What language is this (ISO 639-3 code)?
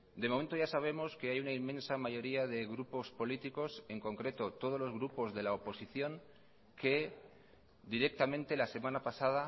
spa